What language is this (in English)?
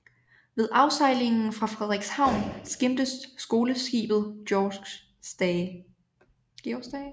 Danish